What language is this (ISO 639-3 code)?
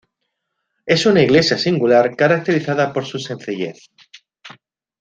spa